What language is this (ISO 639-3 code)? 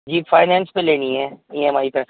urd